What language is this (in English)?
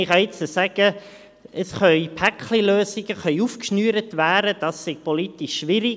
Swiss German